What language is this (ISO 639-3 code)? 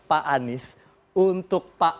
ind